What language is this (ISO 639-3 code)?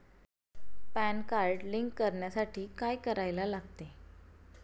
mar